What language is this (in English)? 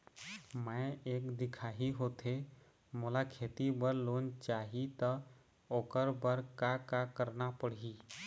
Chhattisgarhi